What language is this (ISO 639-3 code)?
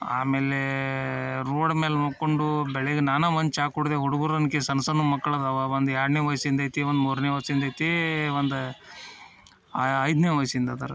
kan